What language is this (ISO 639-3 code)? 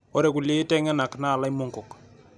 mas